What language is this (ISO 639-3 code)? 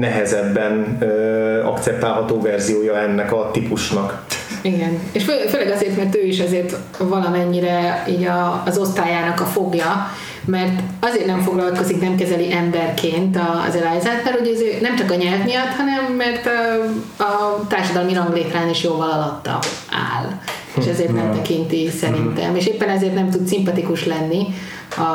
hun